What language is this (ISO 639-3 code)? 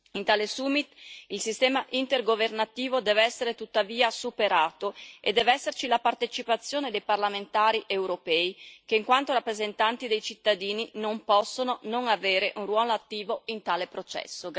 ita